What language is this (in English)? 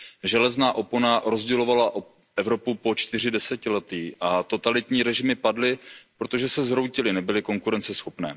Czech